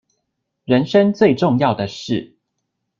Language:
Chinese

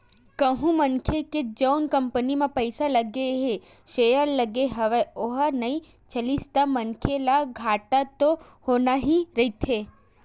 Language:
Chhattisgarhi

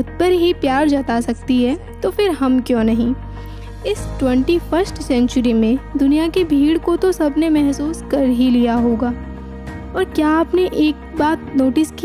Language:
Hindi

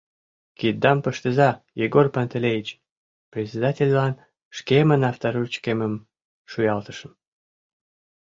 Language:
Mari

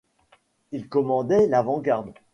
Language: French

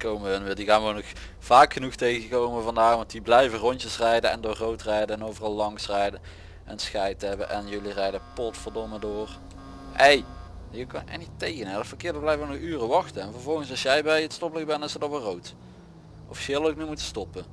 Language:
Dutch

